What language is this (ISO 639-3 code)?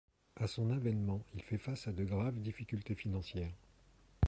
fra